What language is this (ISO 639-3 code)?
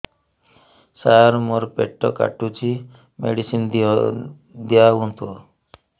ori